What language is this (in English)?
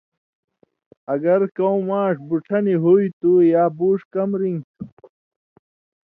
Indus Kohistani